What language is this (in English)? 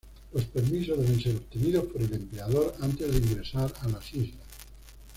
Spanish